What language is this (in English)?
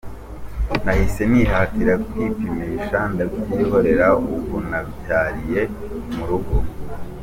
Kinyarwanda